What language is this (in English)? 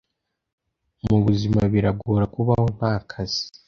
Kinyarwanda